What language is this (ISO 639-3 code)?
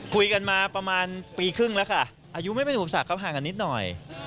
tha